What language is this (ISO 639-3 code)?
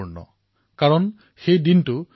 asm